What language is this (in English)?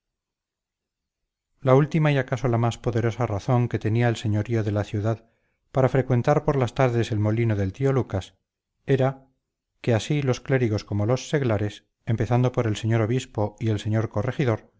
Spanish